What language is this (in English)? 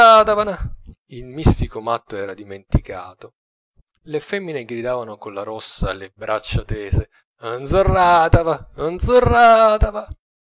Italian